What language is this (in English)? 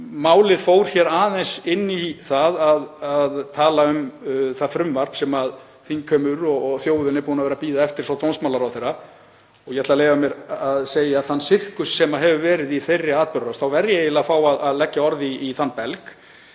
Icelandic